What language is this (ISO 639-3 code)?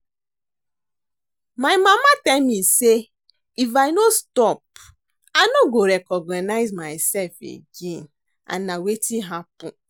pcm